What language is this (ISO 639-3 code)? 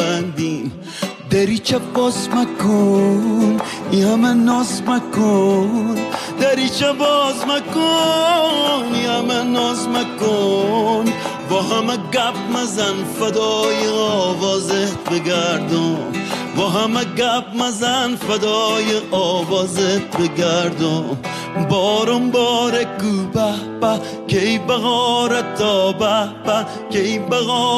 fas